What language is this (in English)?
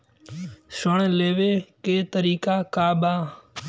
Bhojpuri